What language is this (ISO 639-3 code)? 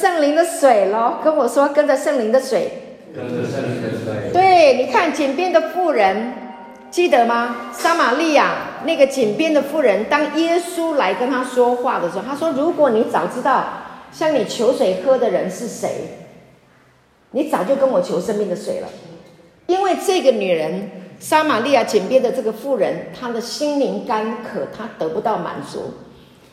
zho